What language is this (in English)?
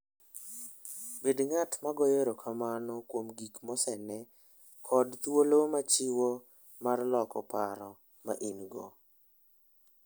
Luo (Kenya and Tanzania)